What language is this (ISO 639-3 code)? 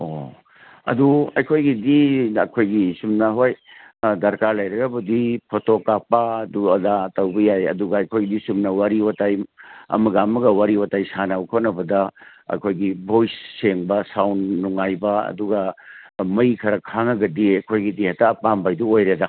mni